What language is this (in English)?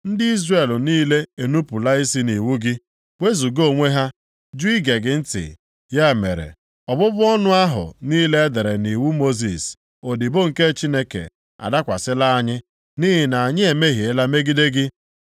Igbo